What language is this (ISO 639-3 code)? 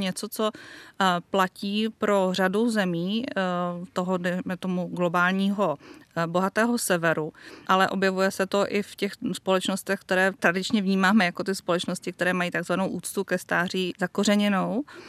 ces